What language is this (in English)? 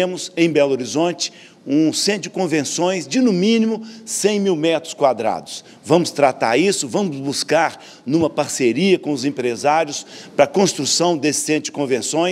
Portuguese